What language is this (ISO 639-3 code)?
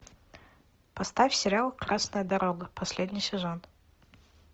rus